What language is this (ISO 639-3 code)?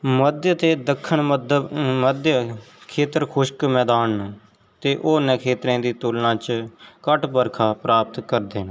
doi